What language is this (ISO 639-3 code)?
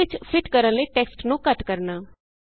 pan